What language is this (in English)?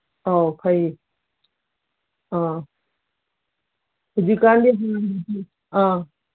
Manipuri